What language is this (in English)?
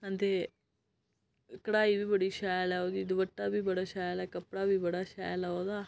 Dogri